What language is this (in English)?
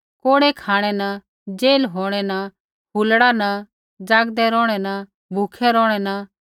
Kullu Pahari